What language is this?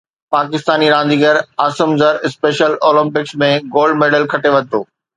Sindhi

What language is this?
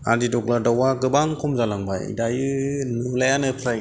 Bodo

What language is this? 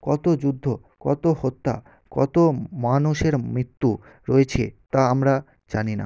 Bangla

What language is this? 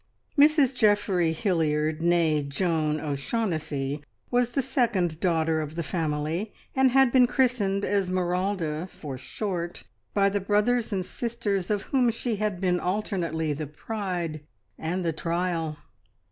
English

